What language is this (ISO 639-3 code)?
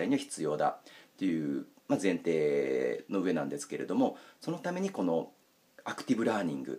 jpn